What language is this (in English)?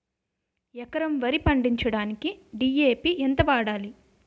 Telugu